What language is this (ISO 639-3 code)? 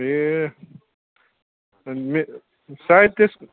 nep